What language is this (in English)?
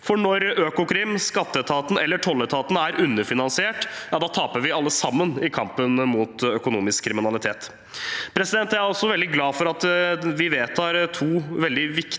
Norwegian